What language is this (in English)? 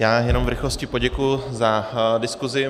Czech